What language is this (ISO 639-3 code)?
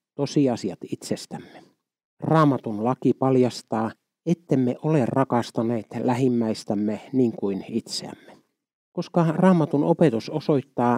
fin